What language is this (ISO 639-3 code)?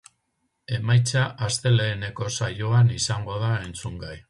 eus